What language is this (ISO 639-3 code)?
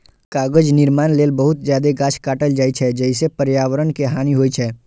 mai